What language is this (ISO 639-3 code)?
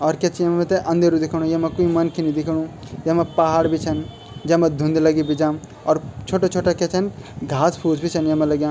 gbm